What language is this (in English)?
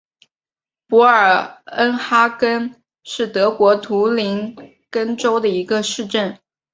Chinese